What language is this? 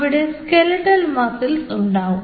Malayalam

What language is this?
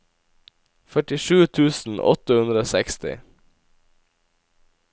Norwegian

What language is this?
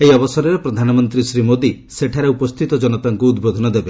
Odia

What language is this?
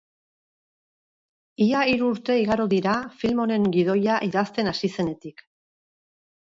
Basque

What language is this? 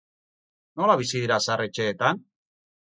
Basque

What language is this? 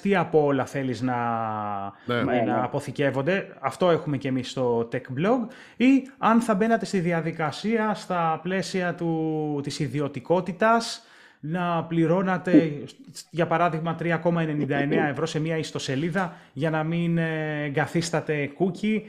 Greek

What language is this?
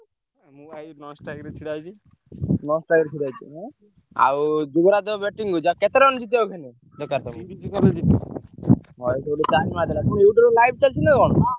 Odia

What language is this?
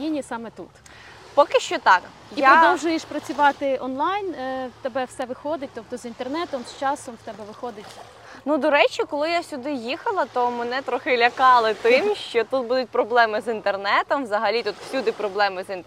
Ukrainian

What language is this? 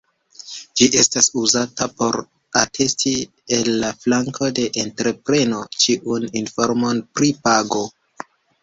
Esperanto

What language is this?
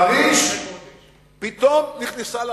Hebrew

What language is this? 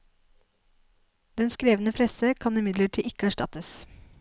Norwegian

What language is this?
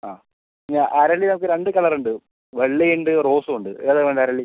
Malayalam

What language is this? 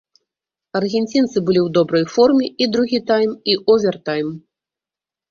Belarusian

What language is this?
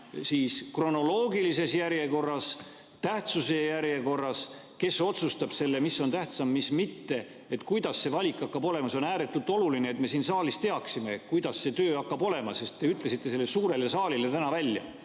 Estonian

